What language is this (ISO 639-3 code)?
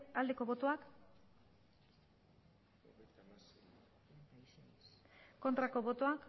eus